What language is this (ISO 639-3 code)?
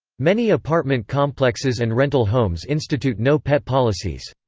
eng